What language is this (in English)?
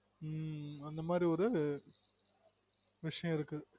Tamil